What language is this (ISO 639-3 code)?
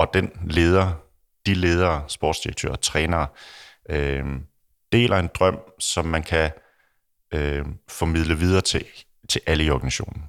dan